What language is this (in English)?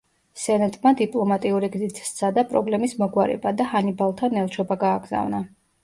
Georgian